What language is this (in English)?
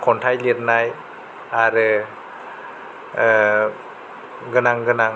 Bodo